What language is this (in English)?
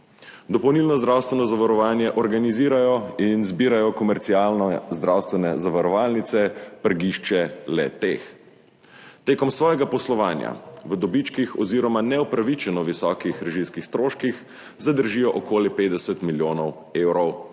Slovenian